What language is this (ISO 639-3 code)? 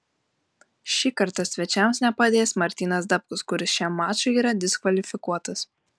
lit